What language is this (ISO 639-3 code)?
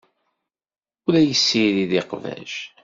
kab